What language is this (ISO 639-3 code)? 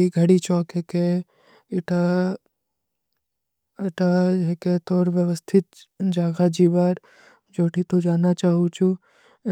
uki